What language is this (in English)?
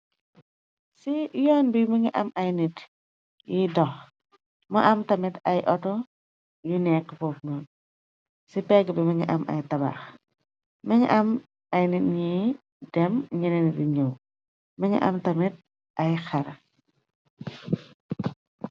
Wolof